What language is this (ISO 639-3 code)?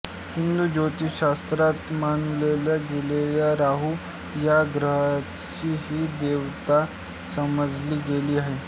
mar